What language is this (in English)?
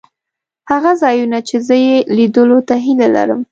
Pashto